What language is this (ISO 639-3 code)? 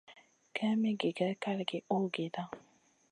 mcn